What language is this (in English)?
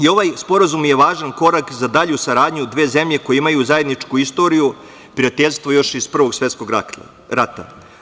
Serbian